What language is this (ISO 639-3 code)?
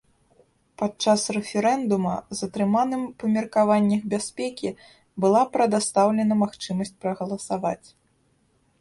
bel